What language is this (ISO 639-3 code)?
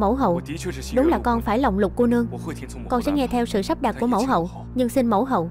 vie